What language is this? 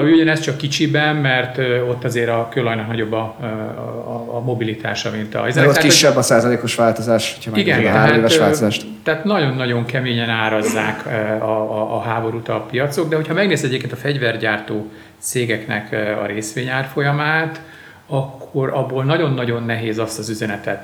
Hungarian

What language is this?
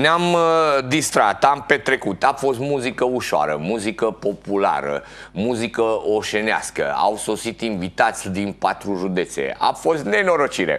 Romanian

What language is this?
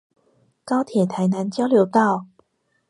Chinese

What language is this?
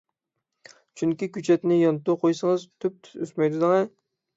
Uyghur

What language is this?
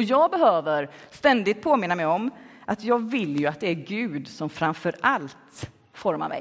Swedish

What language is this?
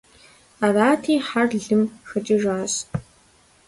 Kabardian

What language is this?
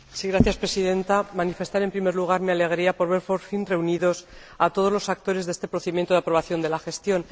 Spanish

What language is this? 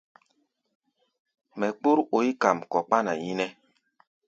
Gbaya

